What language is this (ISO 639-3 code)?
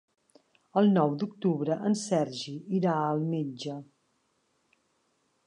cat